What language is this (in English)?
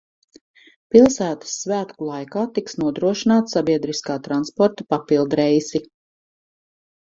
Latvian